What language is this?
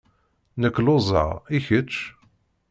Kabyle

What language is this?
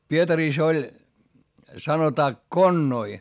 Finnish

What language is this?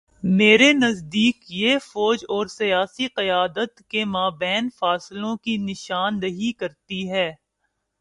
Urdu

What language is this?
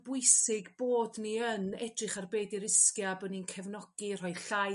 Welsh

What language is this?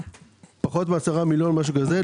Hebrew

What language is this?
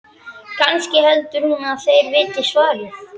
Icelandic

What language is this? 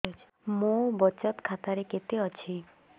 Odia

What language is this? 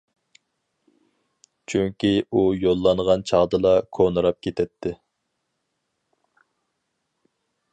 Uyghur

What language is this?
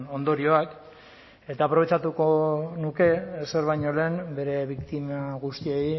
Basque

